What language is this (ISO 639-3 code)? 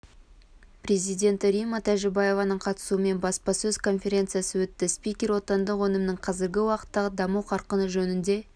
kaz